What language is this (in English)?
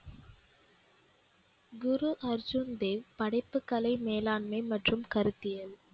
Tamil